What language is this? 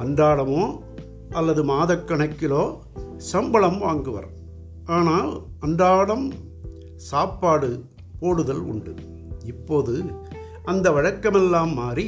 Tamil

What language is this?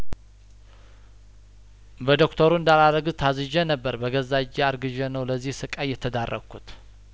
Amharic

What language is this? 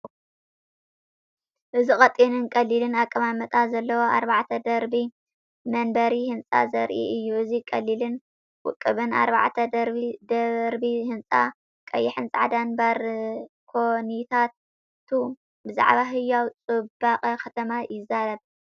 Tigrinya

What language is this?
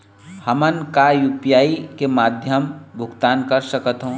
Chhattisgarhi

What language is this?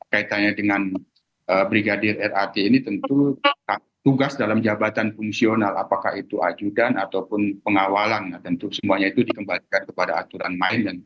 Indonesian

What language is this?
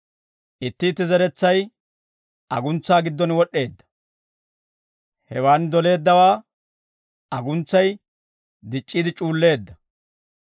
Dawro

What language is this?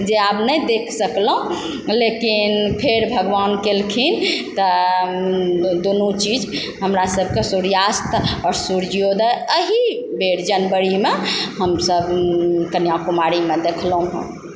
Maithili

